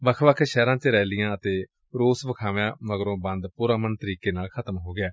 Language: Punjabi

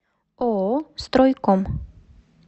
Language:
Russian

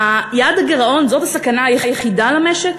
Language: Hebrew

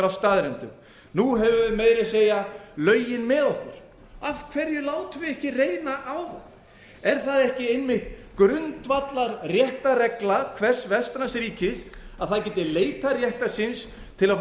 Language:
Icelandic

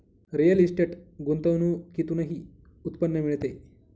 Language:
Marathi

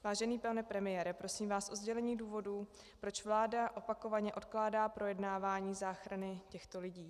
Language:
Czech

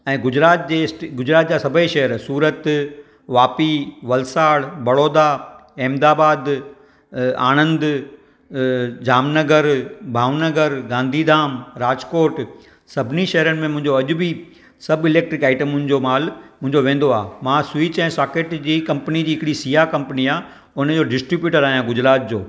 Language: Sindhi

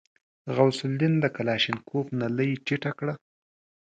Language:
Pashto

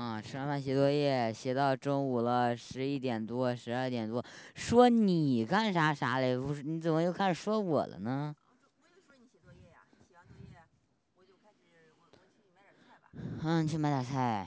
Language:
Chinese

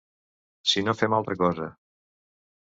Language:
Catalan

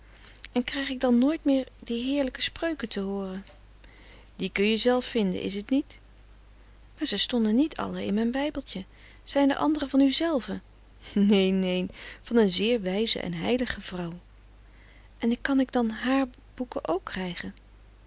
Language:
Dutch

